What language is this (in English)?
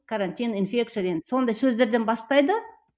Kazakh